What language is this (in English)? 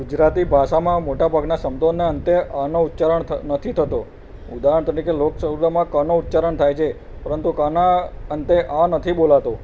Gujarati